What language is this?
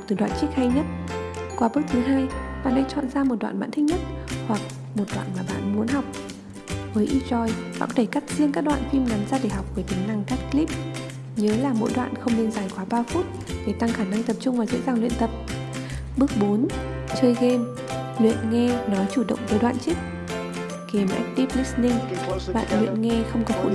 Vietnamese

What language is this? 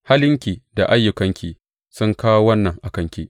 Hausa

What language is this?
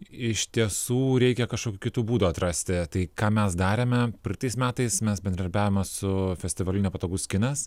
Lithuanian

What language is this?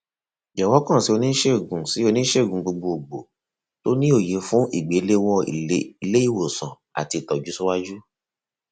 Yoruba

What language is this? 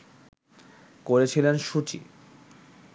Bangla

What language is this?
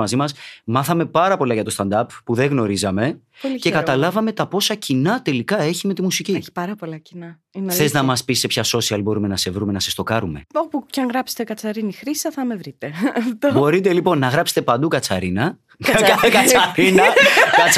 Greek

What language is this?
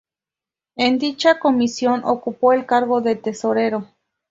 Spanish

